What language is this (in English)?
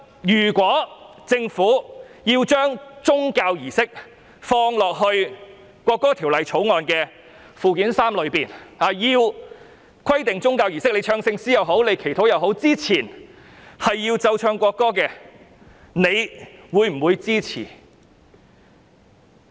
Cantonese